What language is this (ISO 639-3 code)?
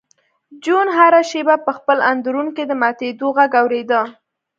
pus